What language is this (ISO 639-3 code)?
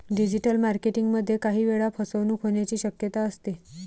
mar